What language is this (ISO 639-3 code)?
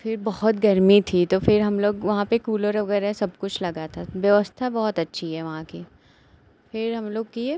hin